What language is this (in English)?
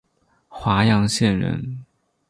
Chinese